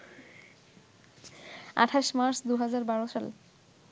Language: Bangla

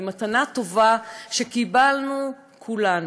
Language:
Hebrew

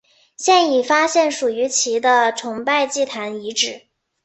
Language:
Chinese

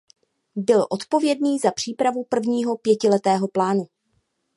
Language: Czech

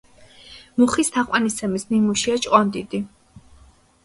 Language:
Georgian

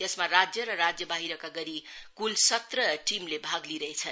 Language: Nepali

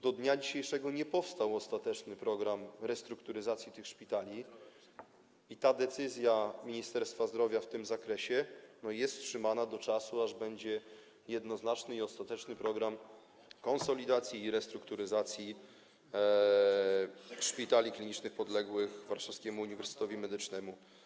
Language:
Polish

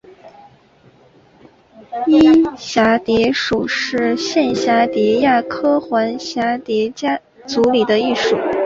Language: Chinese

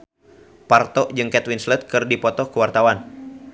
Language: Sundanese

